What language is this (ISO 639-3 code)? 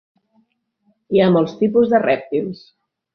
cat